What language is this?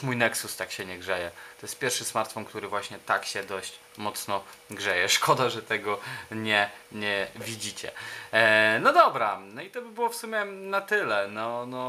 Polish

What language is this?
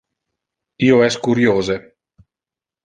Interlingua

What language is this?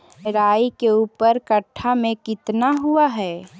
Magahi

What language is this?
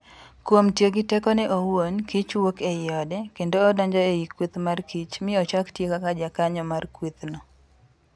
Luo (Kenya and Tanzania)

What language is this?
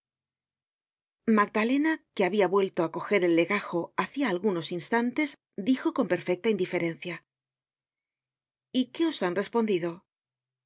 Spanish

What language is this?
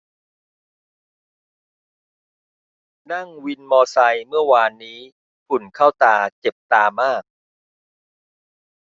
Thai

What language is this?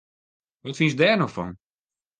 Western Frisian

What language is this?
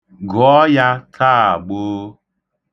Igbo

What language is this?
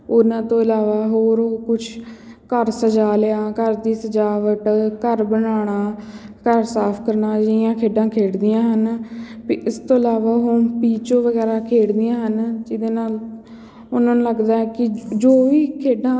Punjabi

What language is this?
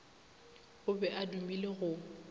Northern Sotho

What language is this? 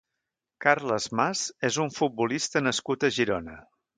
Catalan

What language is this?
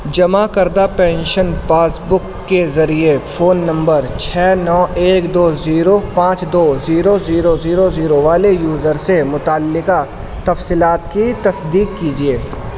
Urdu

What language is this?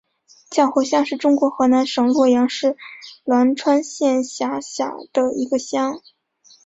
Chinese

